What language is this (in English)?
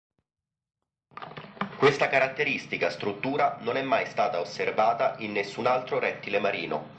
Italian